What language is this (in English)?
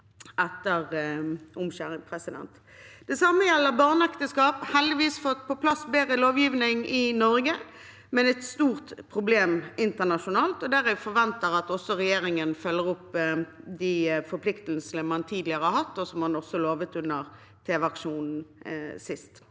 Norwegian